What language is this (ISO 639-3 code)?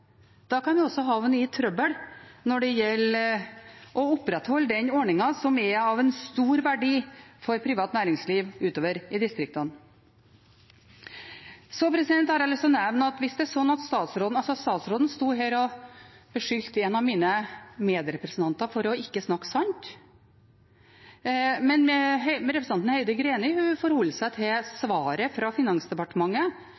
nob